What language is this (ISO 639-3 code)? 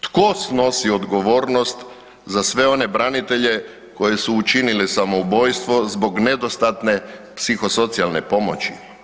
hrv